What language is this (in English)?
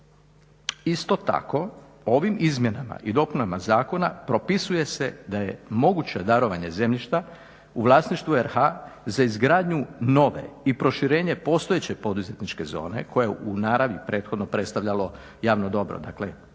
Croatian